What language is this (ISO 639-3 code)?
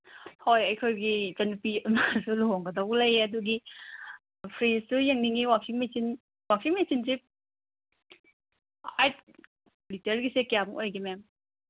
mni